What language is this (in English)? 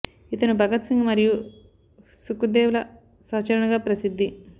Telugu